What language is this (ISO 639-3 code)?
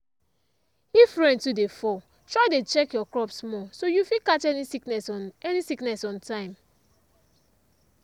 pcm